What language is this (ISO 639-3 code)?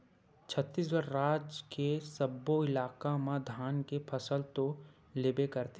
hne